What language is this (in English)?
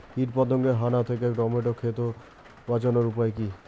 Bangla